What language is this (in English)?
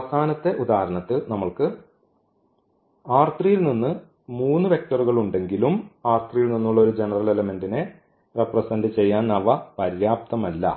Malayalam